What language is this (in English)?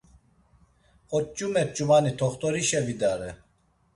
Laz